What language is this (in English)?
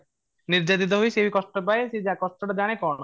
Odia